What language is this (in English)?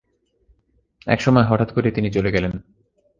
Bangla